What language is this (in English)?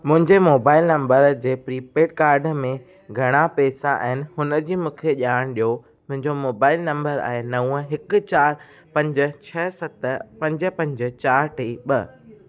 Sindhi